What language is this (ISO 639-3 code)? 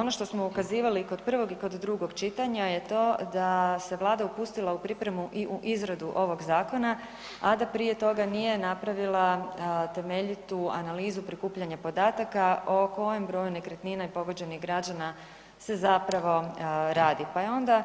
hrv